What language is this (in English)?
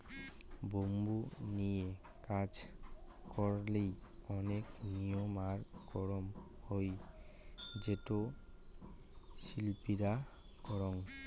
Bangla